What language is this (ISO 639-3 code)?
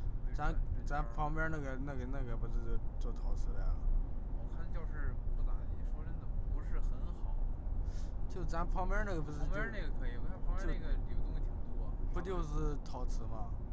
zho